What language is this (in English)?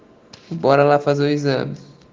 Russian